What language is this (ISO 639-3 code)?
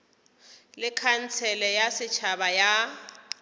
nso